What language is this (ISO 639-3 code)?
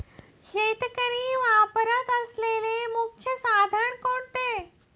mar